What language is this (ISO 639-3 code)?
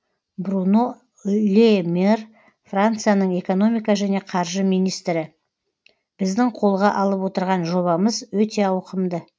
kaz